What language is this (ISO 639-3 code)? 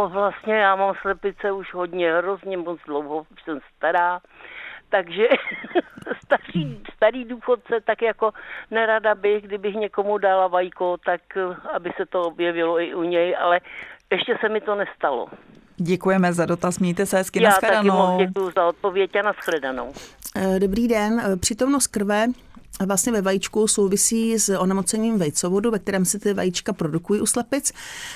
ces